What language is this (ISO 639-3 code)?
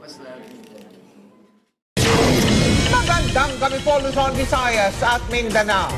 fil